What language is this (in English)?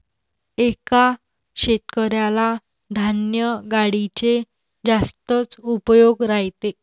Marathi